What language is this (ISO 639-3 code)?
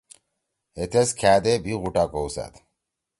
trw